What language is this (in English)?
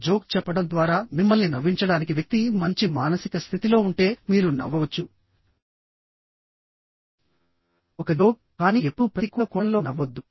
Telugu